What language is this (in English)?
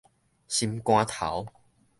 Min Nan Chinese